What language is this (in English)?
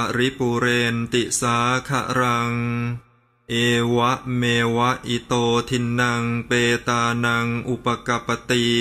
Thai